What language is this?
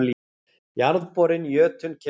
Icelandic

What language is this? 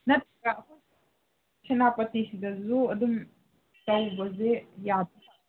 Manipuri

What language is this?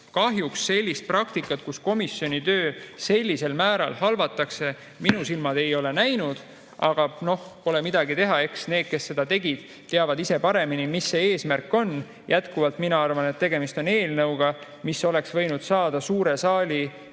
Estonian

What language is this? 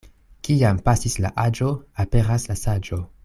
Esperanto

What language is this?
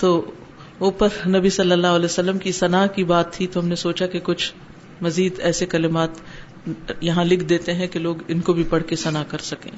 Urdu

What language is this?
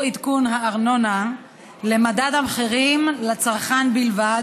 Hebrew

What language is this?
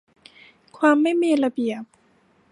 Thai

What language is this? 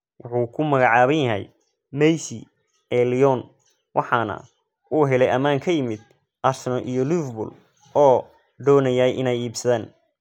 Somali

